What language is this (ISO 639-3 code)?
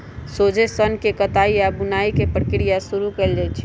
mag